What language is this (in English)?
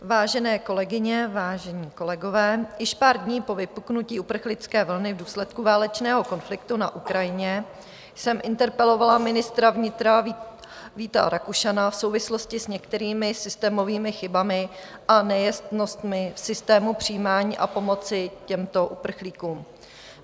Czech